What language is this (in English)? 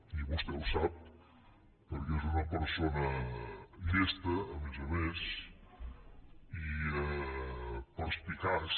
Catalan